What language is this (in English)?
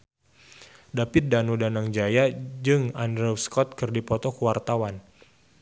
Sundanese